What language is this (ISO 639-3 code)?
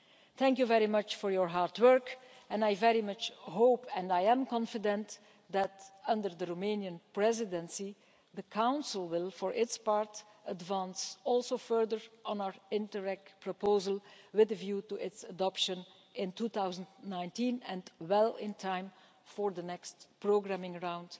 eng